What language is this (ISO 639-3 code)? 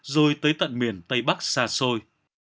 vie